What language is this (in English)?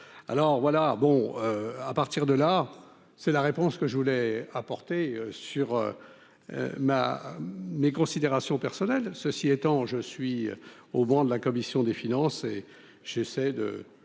French